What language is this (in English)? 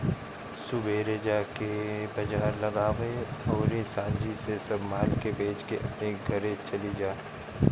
Bhojpuri